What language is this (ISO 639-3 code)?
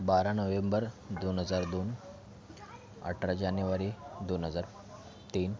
mar